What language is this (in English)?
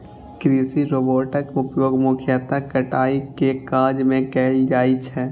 Maithili